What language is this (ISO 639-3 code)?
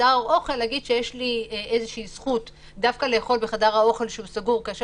heb